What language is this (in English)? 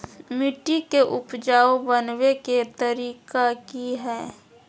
Magahi